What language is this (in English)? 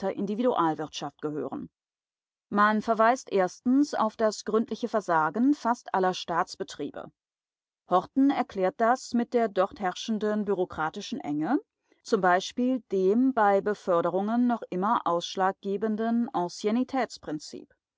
German